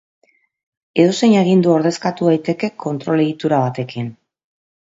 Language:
Basque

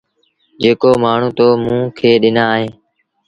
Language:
Sindhi Bhil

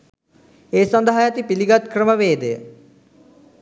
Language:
Sinhala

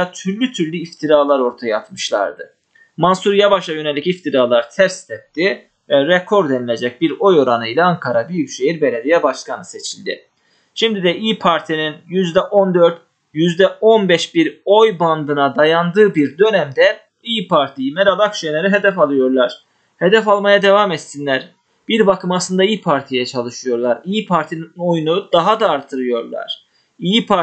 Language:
Turkish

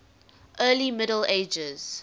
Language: English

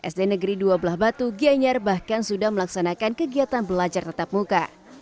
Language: Indonesian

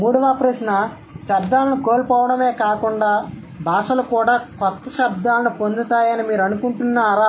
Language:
Telugu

